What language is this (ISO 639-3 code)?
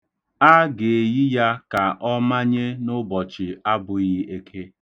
ibo